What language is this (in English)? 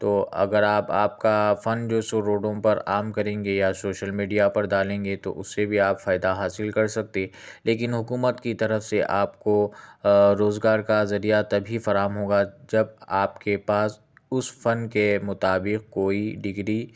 Urdu